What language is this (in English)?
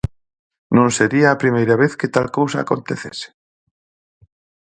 Galician